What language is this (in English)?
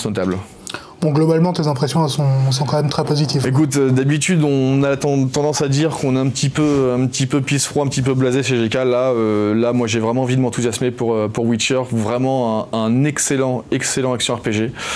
French